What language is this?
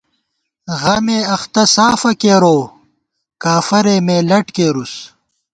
Gawar-Bati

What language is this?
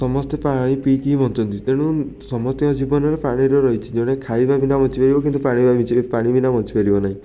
Odia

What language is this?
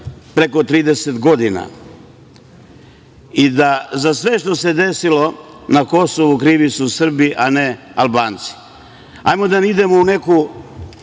Serbian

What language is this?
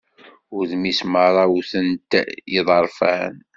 Kabyle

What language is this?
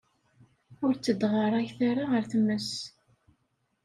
Kabyle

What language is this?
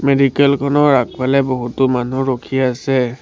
Assamese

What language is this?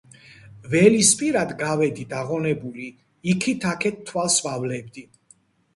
Georgian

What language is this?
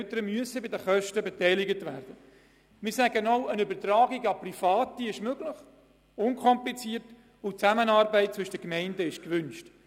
Swiss German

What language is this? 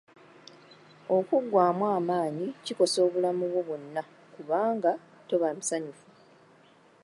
Ganda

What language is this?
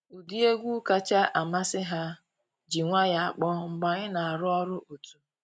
Igbo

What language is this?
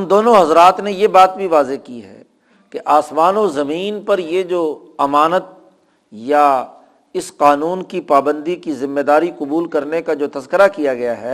Urdu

